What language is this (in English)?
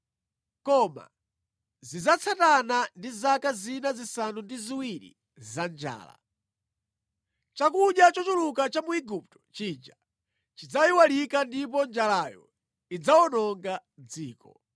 Nyanja